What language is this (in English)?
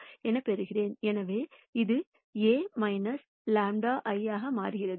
Tamil